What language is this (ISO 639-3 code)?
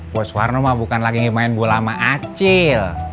ind